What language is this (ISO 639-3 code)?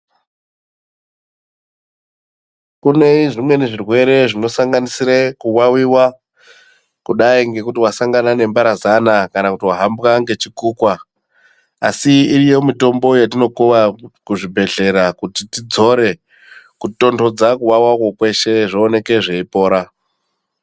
ndc